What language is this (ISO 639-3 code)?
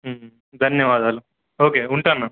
tel